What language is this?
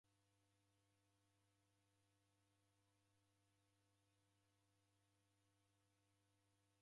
Taita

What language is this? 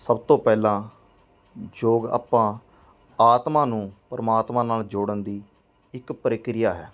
Punjabi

